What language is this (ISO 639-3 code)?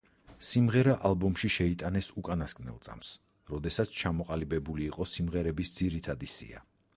kat